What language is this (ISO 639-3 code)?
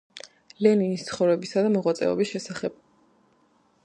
kat